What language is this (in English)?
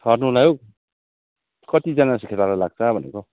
Nepali